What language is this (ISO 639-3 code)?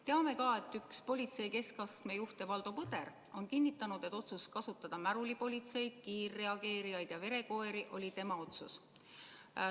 est